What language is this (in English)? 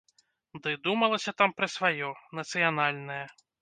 Belarusian